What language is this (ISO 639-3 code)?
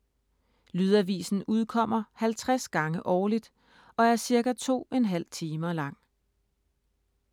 dan